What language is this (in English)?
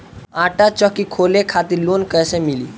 Bhojpuri